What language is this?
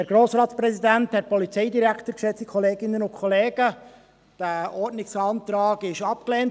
Swiss German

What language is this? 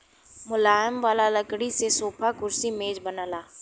Bhojpuri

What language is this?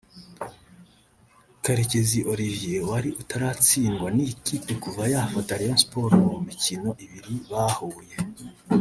Kinyarwanda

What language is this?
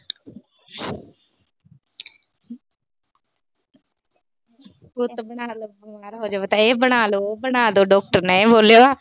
Punjabi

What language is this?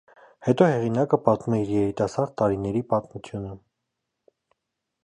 Armenian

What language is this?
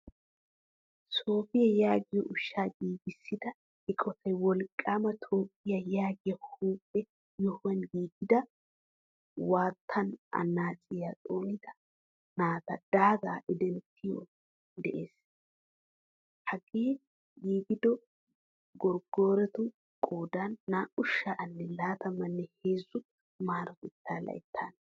Wolaytta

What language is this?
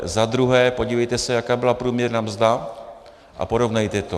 Czech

